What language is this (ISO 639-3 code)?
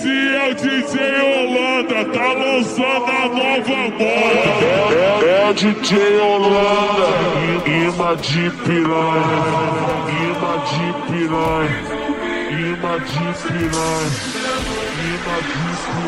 ron